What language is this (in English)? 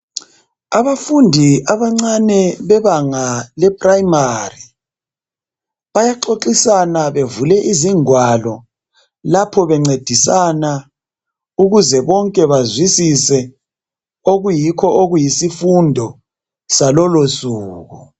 North Ndebele